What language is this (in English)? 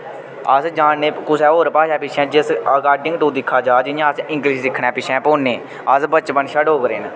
Dogri